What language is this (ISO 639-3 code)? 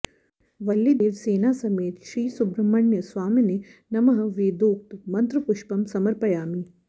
san